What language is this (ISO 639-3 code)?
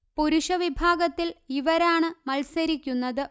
mal